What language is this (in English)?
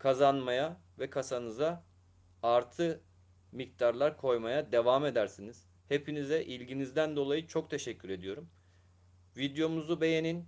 Turkish